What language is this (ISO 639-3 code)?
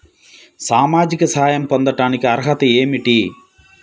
tel